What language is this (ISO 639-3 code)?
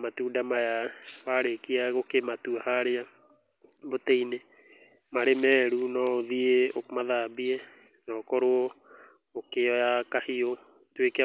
kik